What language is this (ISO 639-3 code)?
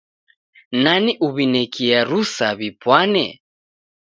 dav